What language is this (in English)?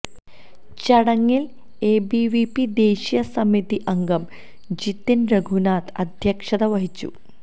Malayalam